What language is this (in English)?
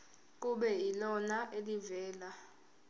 Zulu